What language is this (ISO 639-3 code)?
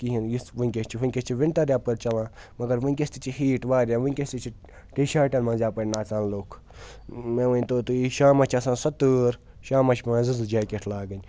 kas